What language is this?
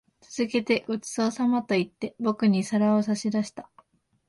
Japanese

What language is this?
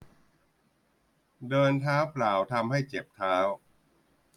Thai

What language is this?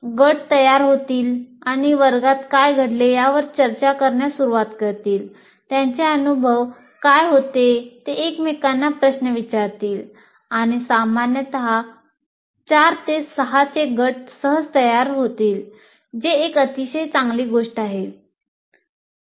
Marathi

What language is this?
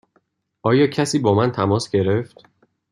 Persian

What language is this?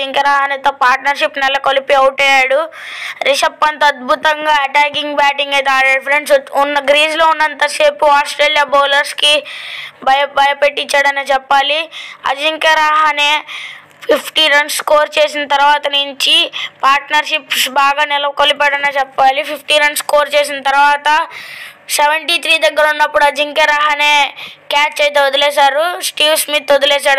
Hindi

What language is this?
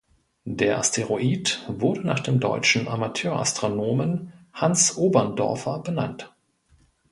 German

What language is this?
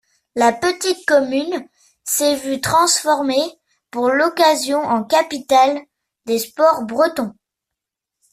French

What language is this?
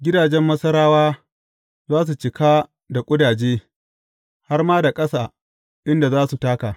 Hausa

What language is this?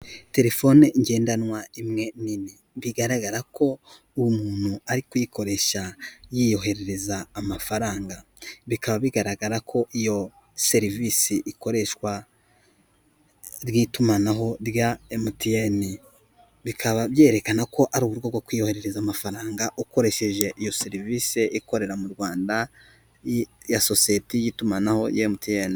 Kinyarwanda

